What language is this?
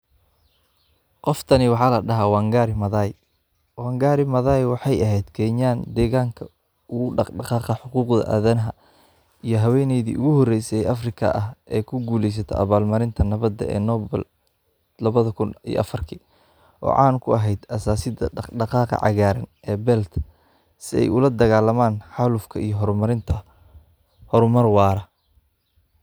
Somali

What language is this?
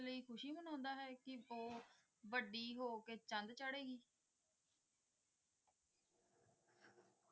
Punjabi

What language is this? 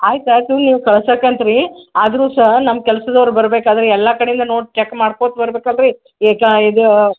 Kannada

